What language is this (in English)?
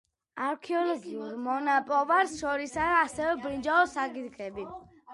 Georgian